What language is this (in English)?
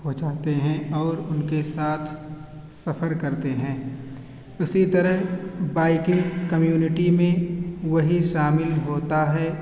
Urdu